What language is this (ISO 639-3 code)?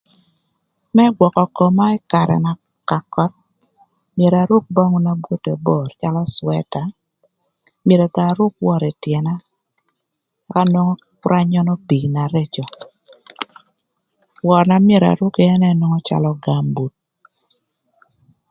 lth